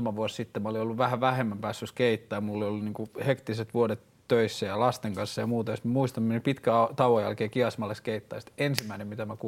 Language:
Finnish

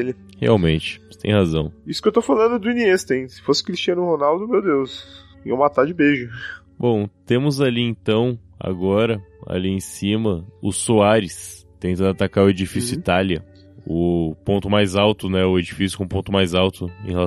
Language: Portuguese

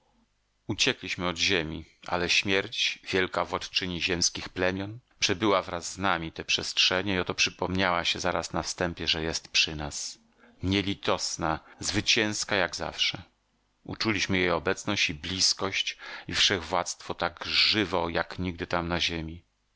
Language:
Polish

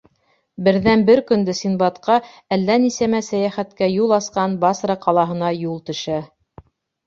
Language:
Bashkir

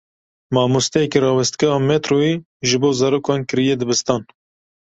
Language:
Kurdish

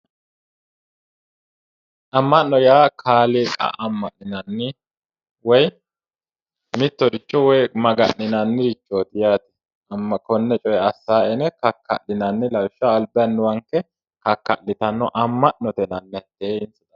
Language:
Sidamo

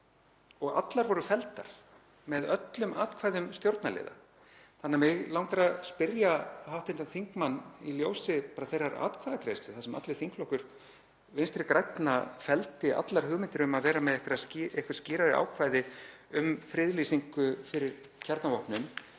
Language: Icelandic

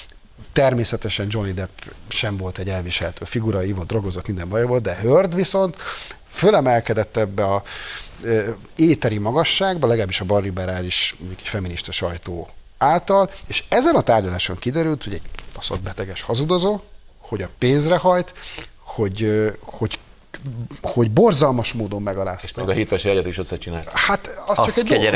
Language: Hungarian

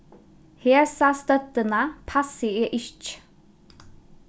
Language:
Faroese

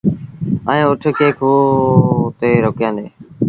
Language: Sindhi Bhil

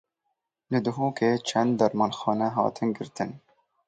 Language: Kurdish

